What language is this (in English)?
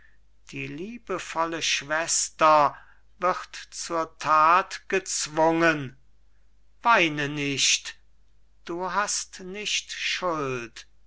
German